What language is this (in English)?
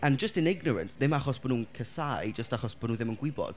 Welsh